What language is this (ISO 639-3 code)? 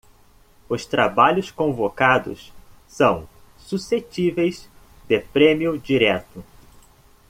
por